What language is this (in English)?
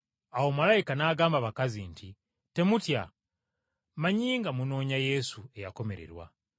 Ganda